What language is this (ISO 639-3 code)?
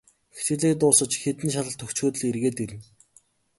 mon